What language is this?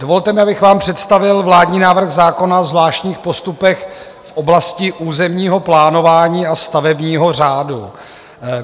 Czech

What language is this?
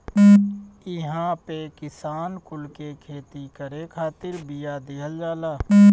Bhojpuri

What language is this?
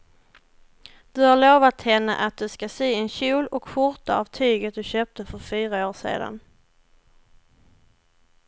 Swedish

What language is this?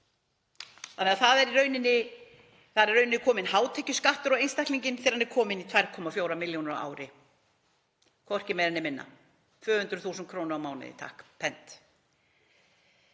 Icelandic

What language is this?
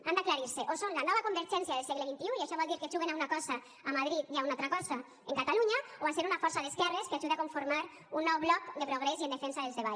Catalan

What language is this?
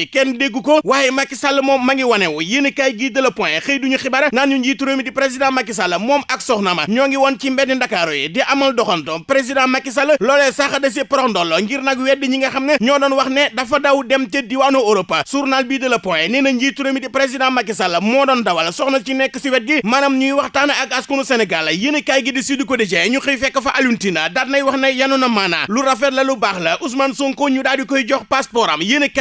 Indonesian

